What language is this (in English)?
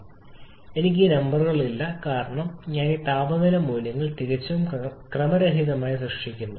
Malayalam